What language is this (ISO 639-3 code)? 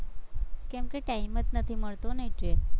guj